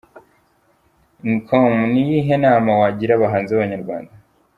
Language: Kinyarwanda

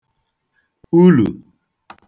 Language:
Igbo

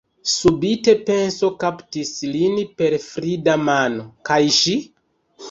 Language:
Esperanto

